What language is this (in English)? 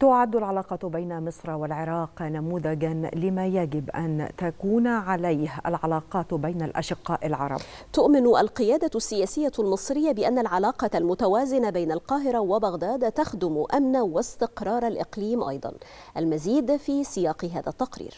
Arabic